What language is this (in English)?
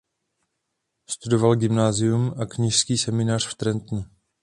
Czech